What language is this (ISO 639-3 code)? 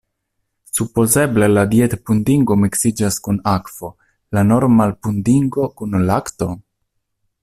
epo